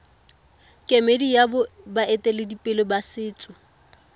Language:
Tswana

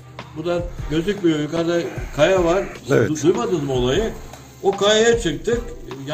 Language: Turkish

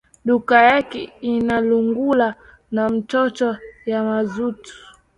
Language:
Swahili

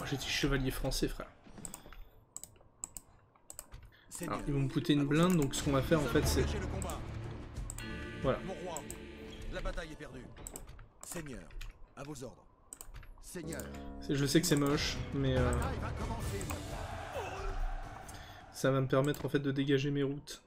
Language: French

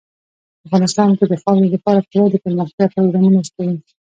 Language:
Pashto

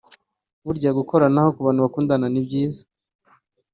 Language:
Kinyarwanda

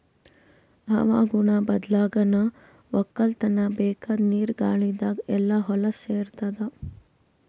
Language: Kannada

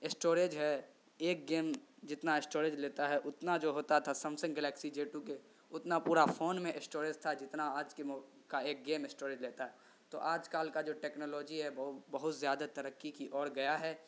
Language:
Urdu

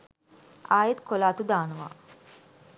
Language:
Sinhala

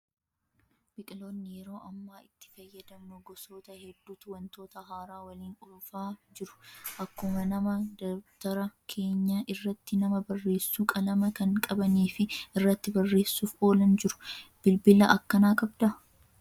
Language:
Oromo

